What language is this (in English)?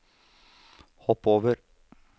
Norwegian